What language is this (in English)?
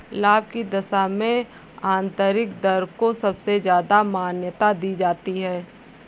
Hindi